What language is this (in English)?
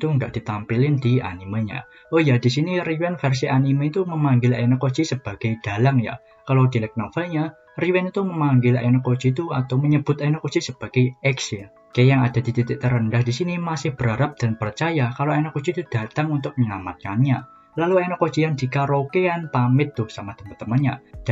Indonesian